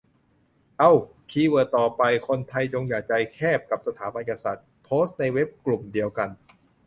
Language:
Thai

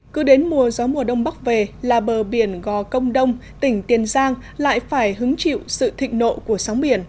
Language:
Vietnamese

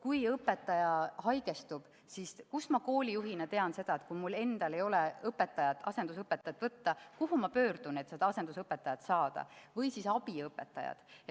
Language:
Estonian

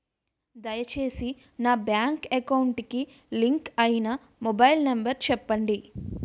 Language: Telugu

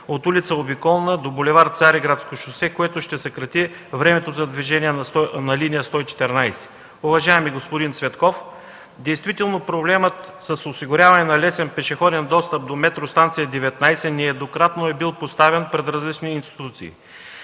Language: Bulgarian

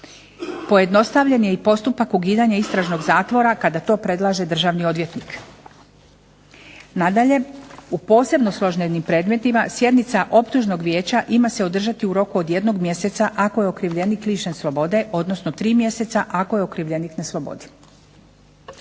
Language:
Croatian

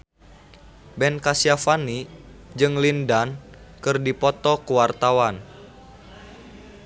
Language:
Sundanese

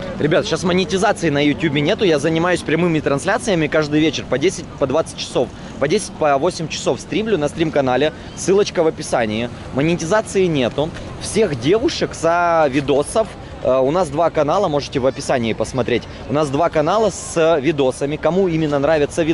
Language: Russian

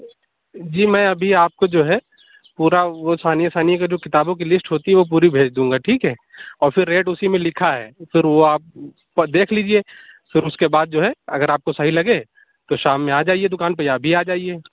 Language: Urdu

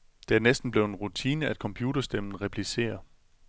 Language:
Danish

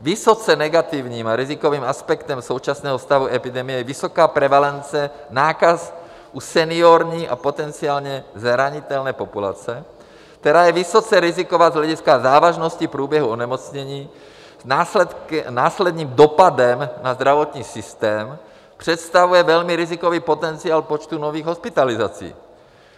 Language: Czech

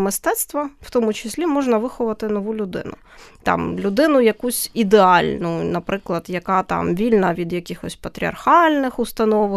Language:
Ukrainian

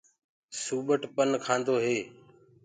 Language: Gurgula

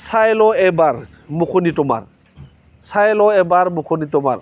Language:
Bodo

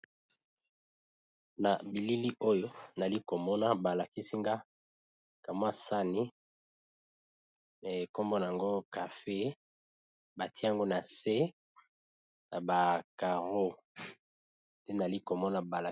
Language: Lingala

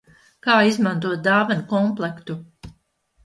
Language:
Latvian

